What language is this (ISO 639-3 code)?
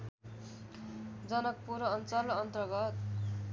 nep